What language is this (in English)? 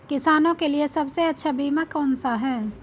Hindi